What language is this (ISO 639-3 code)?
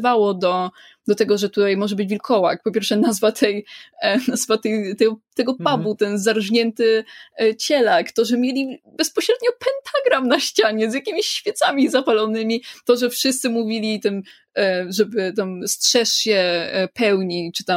pol